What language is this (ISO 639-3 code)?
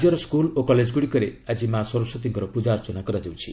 ori